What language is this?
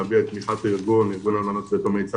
Hebrew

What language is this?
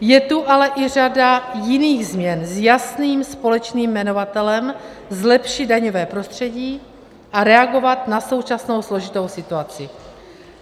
Czech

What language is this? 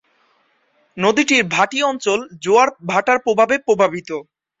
Bangla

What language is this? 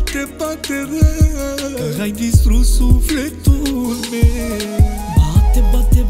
Romanian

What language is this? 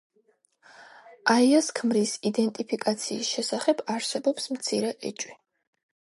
Georgian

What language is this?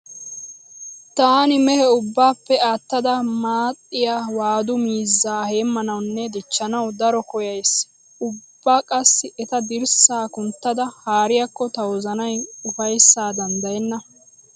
Wolaytta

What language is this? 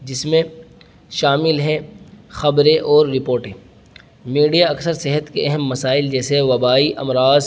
Urdu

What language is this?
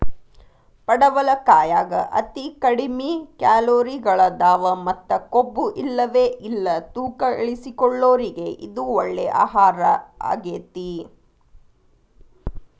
Kannada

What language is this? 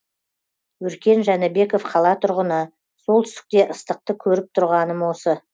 Kazakh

